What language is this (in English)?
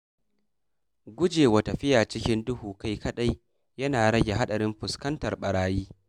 Hausa